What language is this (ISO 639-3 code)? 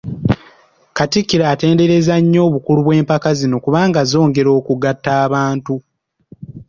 lug